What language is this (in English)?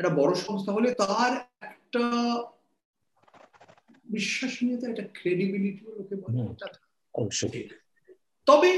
Bangla